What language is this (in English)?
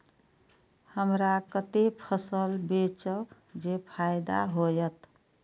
Maithili